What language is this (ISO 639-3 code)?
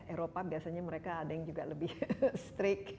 ind